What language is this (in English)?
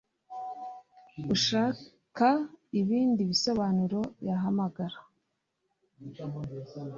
Kinyarwanda